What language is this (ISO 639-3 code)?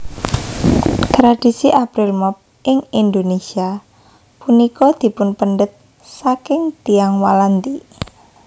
jav